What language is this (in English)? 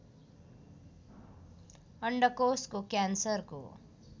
Nepali